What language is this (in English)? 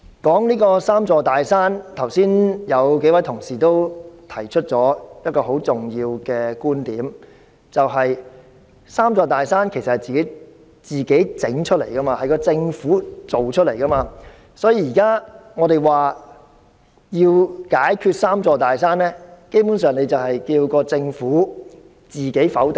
Cantonese